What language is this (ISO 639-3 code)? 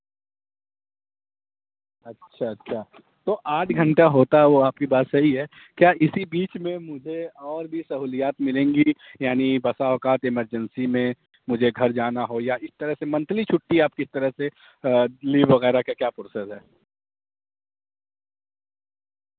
urd